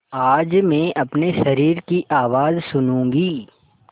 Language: Hindi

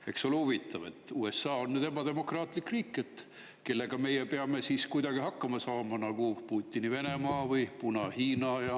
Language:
Estonian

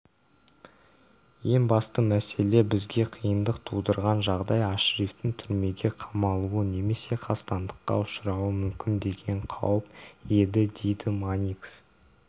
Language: Kazakh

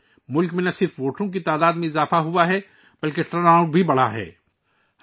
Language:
Urdu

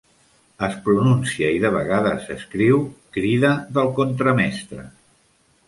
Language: Catalan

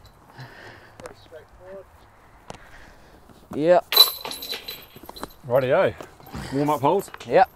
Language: English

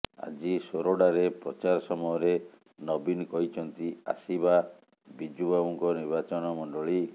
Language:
Odia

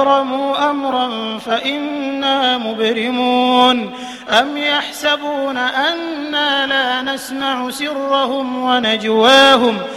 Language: Arabic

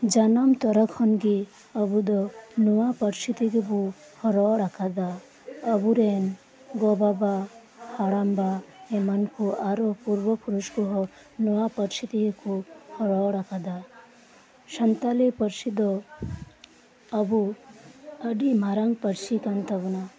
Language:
Santali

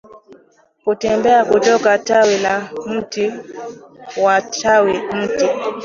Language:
Swahili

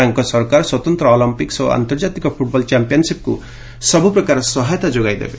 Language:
Odia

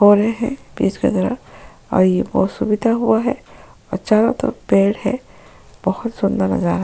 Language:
Hindi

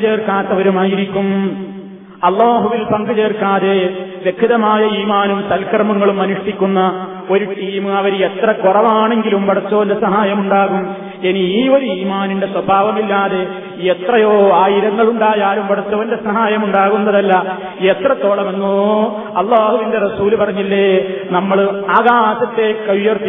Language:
Malayalam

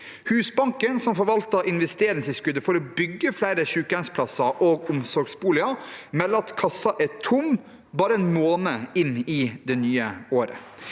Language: Norwegian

